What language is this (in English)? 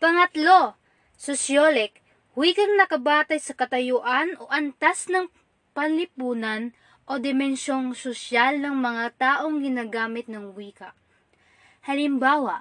Filipino